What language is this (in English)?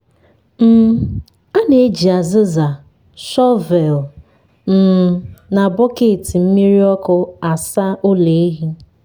Igbo